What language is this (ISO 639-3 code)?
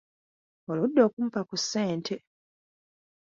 lug